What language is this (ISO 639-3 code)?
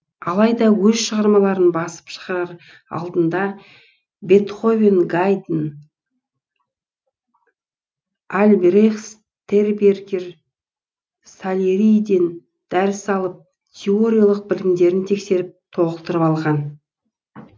kaz